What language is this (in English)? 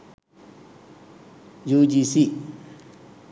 Sinhala